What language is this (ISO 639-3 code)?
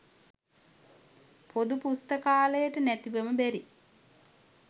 sin